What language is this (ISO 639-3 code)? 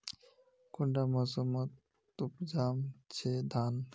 mag